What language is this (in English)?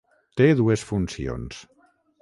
Catalan